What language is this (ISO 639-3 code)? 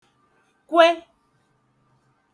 ibo